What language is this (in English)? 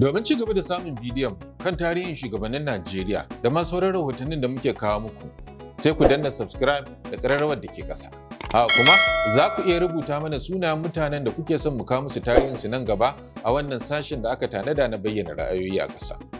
Arabic